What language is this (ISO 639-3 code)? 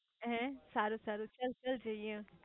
guj